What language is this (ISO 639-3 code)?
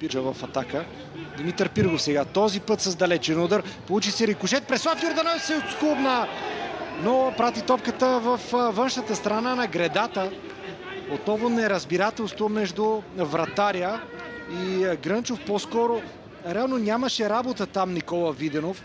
bul